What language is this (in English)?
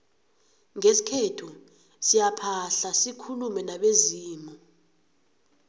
South Ndebele